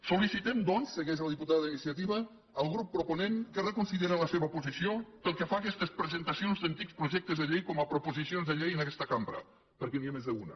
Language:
Catalan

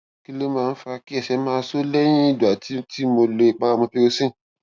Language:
Yoruba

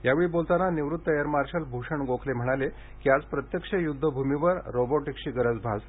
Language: Marathi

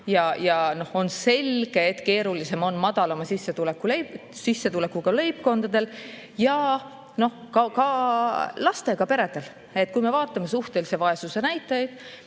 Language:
Estonian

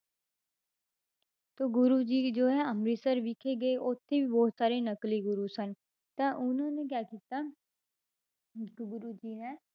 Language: Punjabi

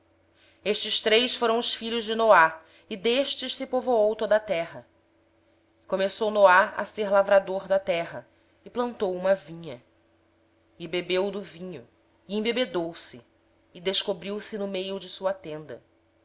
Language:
Portuguese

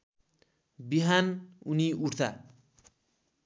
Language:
Nepali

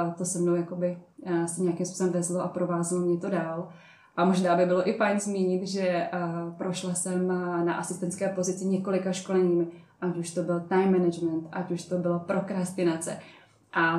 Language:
Czech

